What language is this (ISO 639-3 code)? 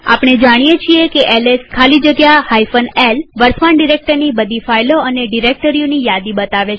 guj